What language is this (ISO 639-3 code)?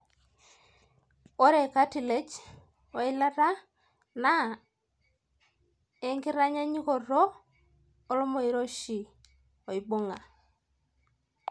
mas